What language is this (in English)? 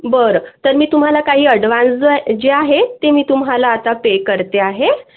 Marathi